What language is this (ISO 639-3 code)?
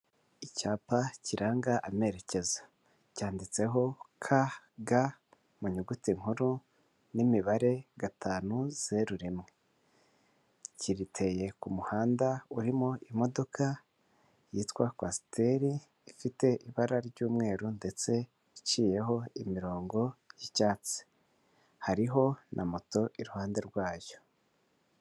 kin